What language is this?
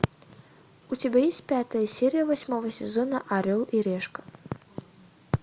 Russian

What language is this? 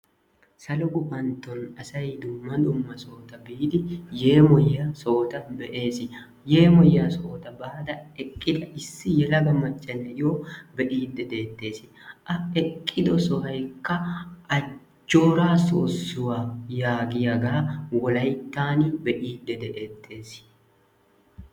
Wolaytta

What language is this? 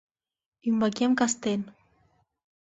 Mari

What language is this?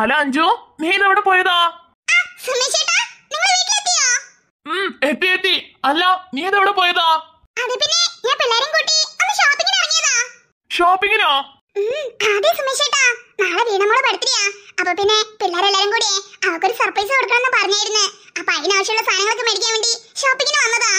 Malayalam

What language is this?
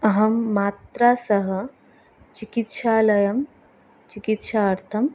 Sanskrit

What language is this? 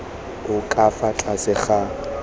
Tswana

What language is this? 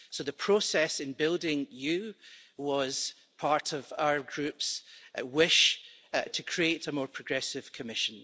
English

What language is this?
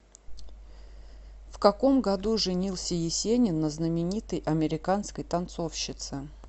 Russian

